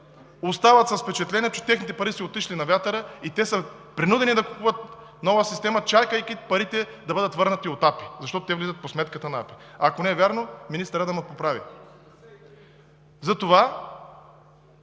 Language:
Bulgarian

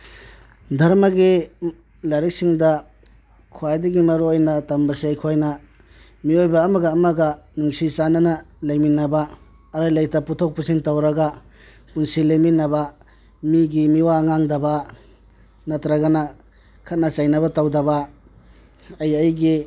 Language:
Manipuri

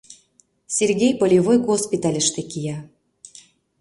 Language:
Mari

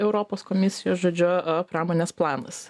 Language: Lithuanian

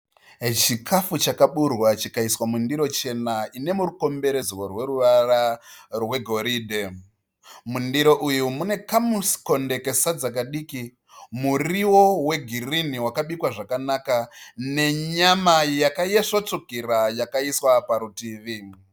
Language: Shona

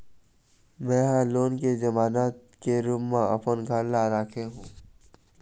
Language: Chhattisgarhi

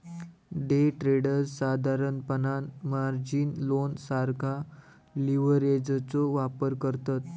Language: Marathi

